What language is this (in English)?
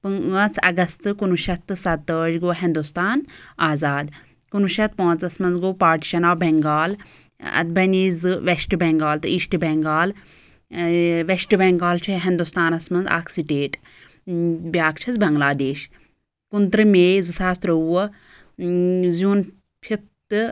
Kashmiri